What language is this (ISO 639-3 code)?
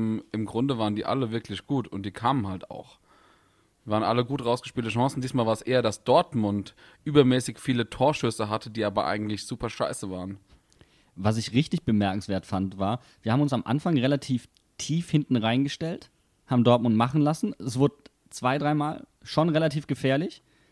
deu